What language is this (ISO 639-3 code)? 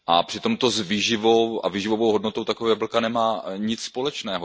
ces